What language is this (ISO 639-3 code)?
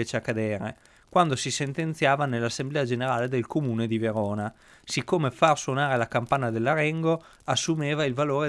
ita